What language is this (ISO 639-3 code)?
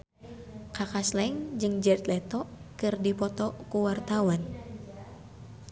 sun